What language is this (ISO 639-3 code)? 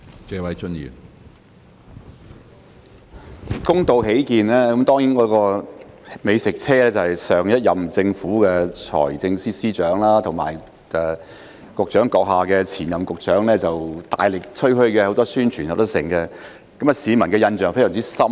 yue